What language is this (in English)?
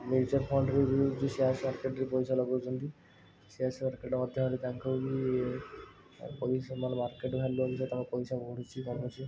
Odia